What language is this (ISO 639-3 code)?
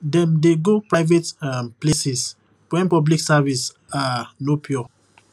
pcm